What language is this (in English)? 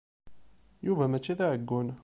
Kabyle